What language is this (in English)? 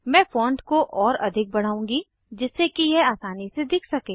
Hindi